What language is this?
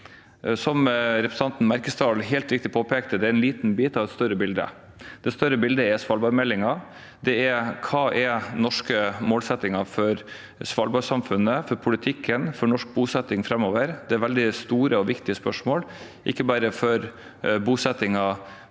Norwegian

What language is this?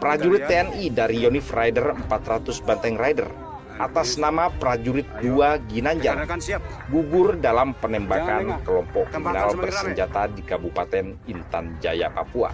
Indonesian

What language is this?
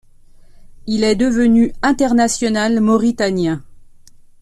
French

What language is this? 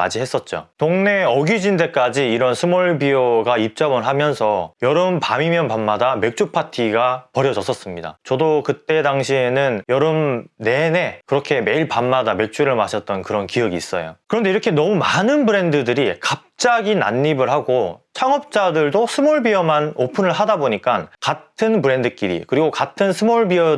Korean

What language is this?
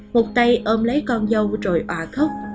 Vietnamese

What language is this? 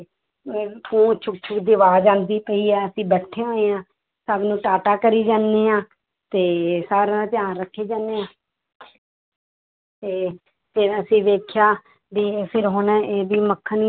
Punjabi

